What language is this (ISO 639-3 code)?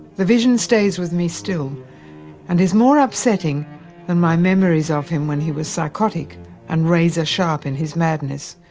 eng